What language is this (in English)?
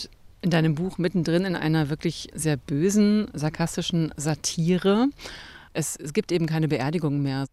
German